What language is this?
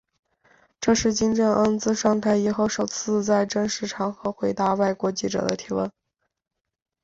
Chinese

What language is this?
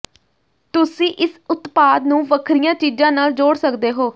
Punjabi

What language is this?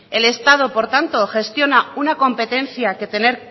Spanish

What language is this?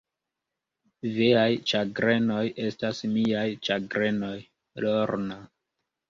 Esperanto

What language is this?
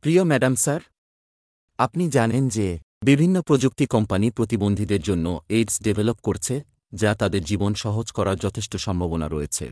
Bangla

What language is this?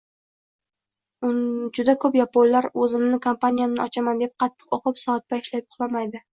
Uzbek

